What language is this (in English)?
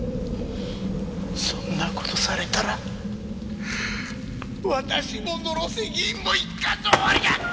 Japanese